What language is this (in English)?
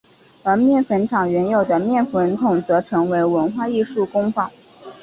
Chinese